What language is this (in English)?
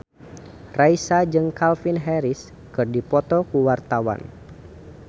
Sundanese